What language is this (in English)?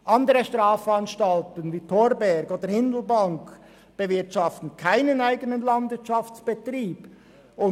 Swiss German